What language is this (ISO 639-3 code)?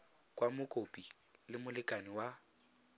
tsn